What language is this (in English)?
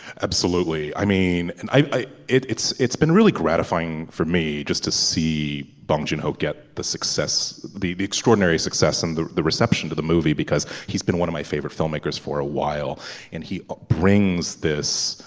English